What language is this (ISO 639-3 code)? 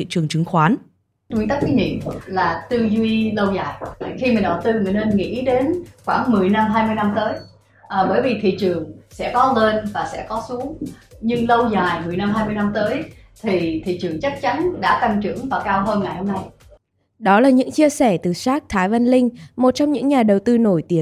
vie